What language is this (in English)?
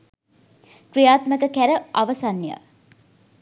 Sinhala